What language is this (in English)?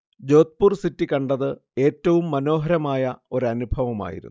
Malayalam